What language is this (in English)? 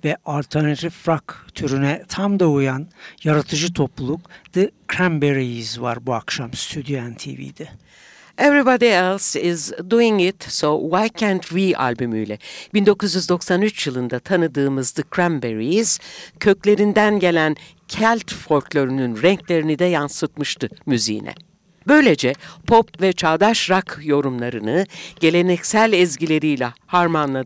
Turkish